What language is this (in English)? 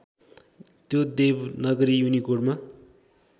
Nepali